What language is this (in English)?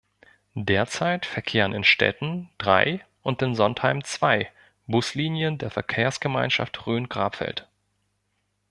German